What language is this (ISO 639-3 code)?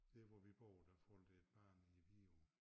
dan